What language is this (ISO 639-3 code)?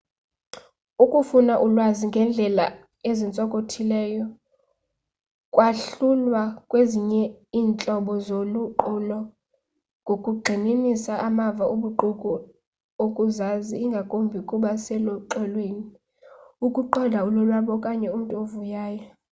xho